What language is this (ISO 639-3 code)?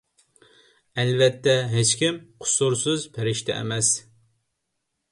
uig